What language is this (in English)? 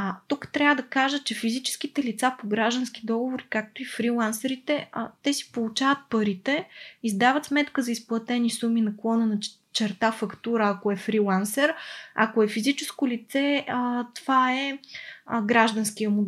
Bulgarian